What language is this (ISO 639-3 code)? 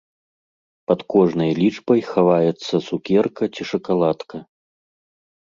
bel